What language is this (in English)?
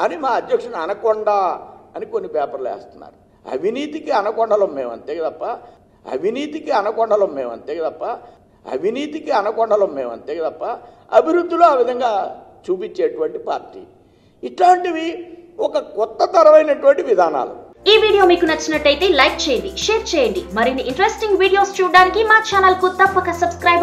Telugu